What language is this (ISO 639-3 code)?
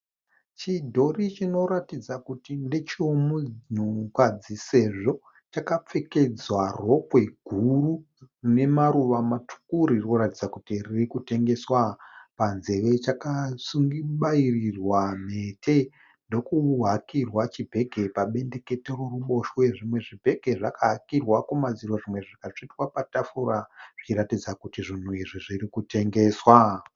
sna